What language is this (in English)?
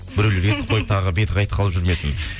Kazakh